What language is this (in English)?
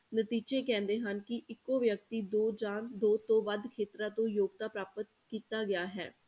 Punjabi